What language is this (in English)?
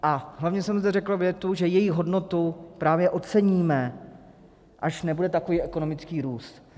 Czech